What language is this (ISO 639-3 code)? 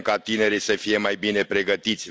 ron